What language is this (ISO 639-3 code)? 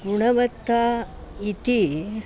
san